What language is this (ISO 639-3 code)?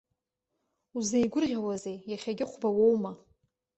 abk